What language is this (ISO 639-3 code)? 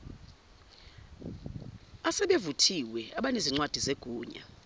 zul